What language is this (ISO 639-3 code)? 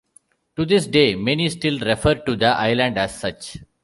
eng